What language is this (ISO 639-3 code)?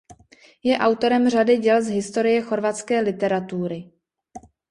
ces